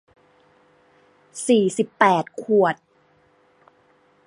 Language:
Thai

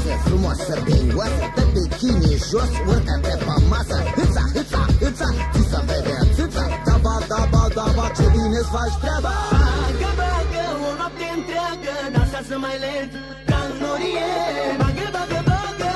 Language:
Romanian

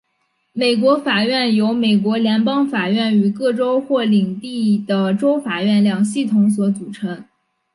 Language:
Chinese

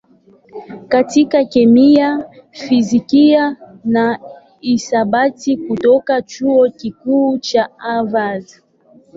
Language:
Swahili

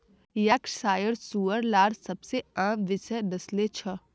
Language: Magahi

